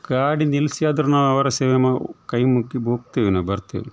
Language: Kannada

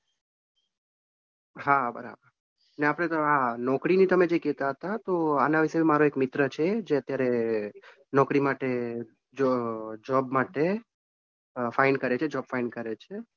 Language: Gujarati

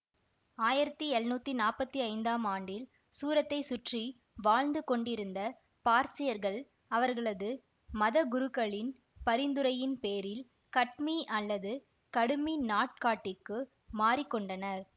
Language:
Tamil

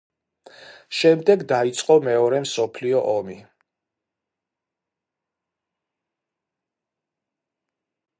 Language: Georgian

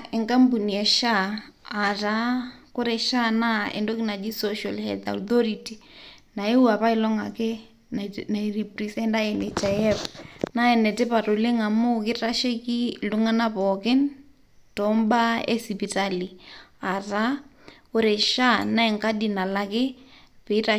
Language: Masai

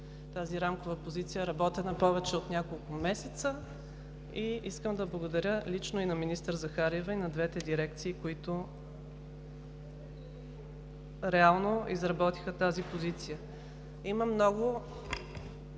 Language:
Bulgarian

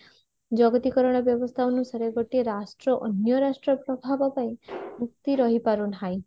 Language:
Odia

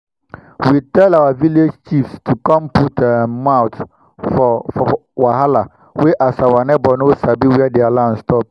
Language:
Nigerian Pidgin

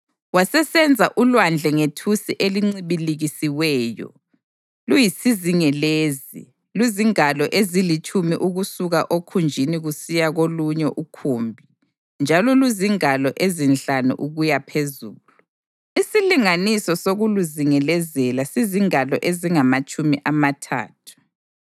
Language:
North Ndebele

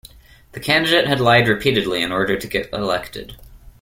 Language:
English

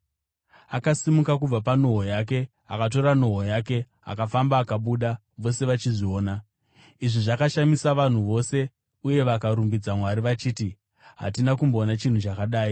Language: Shona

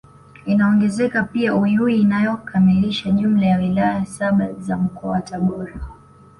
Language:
Swahili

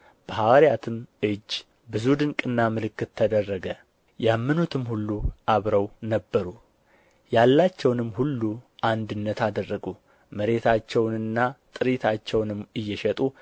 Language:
Amharic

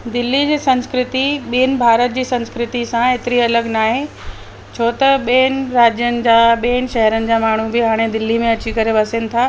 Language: Sindhi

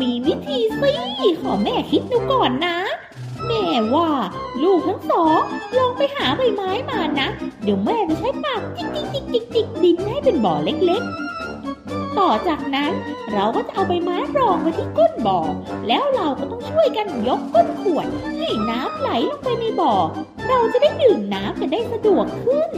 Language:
Thai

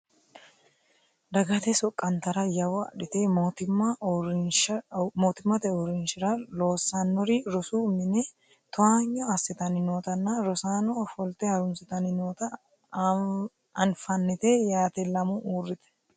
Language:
Sidamo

